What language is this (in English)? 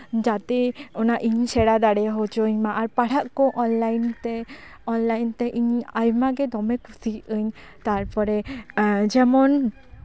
Santali